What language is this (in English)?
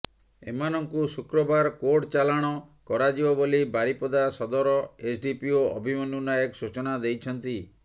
Odia